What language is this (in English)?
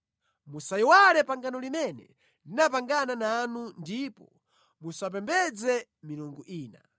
Nyanja